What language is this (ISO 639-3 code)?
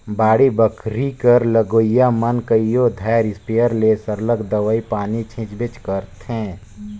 hne